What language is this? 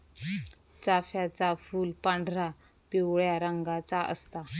Marathi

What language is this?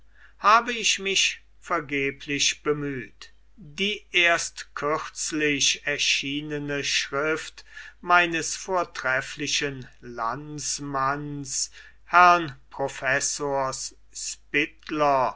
German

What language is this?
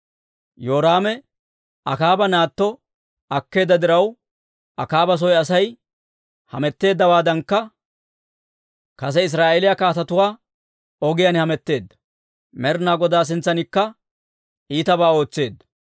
Dawro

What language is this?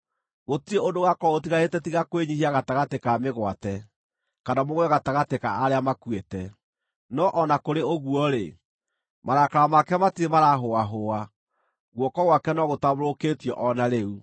Kikuyu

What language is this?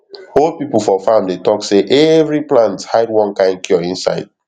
Nigerian Pidgin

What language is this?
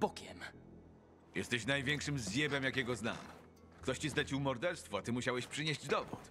Polish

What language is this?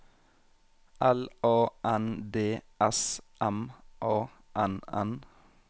Norwegian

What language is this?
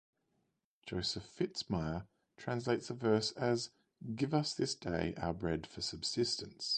English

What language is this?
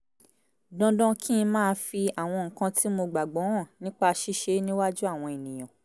Yoruba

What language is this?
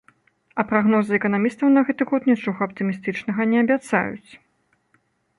Belarusian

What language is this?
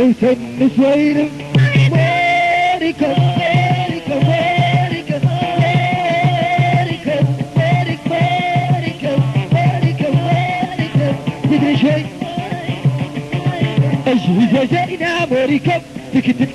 Arabic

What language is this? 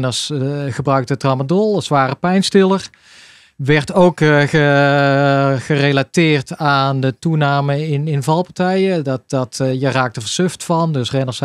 Dutch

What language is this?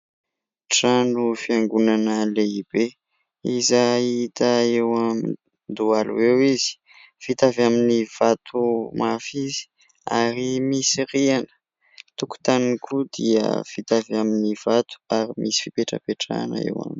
Malagasy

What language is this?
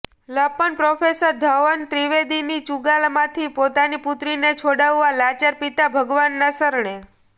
Gujarati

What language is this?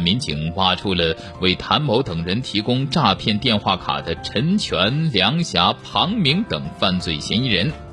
Chinese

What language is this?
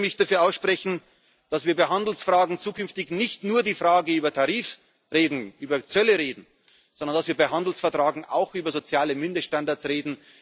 German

